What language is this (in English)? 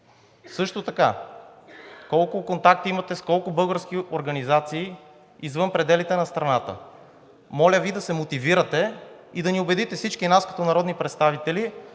Bulgarian